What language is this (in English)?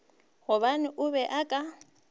Northern Sotho